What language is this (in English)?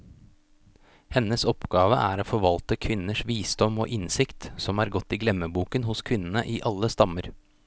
Norwegian